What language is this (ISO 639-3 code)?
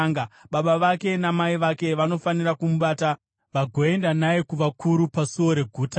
sna